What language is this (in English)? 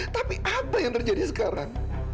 Indonesian